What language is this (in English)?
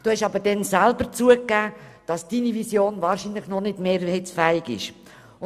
Swiss German